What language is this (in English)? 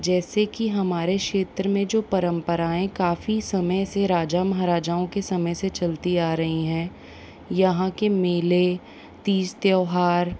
Hindi